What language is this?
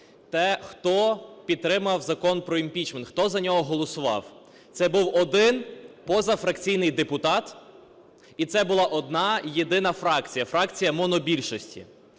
Ukrainian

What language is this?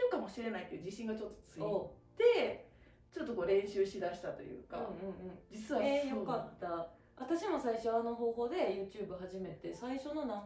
Japanese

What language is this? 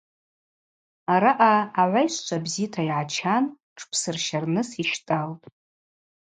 Abaza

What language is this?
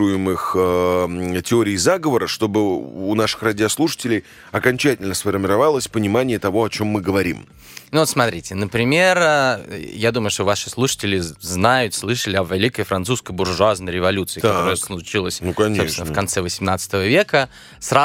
Russian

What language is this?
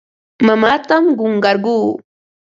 Ambo-Pasco Quechua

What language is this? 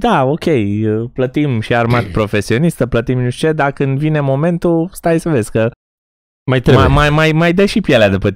Romanian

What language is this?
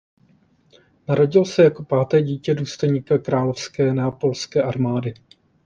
Czech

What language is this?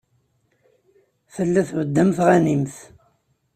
Kabyle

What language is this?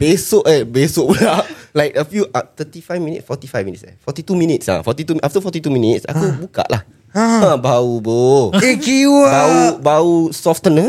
Malay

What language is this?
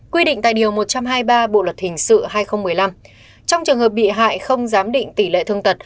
Vietnamese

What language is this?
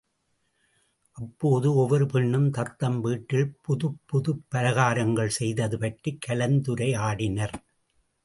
Tamil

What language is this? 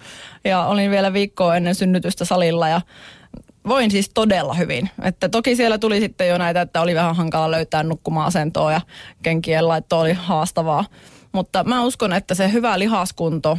Finnish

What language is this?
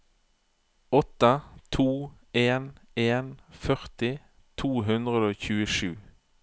Norwegian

